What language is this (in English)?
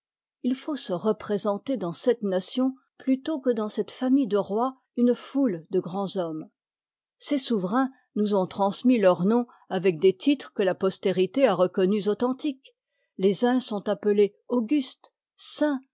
French